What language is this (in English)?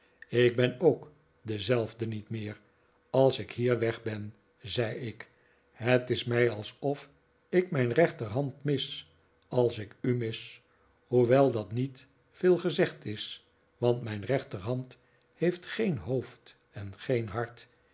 Dutch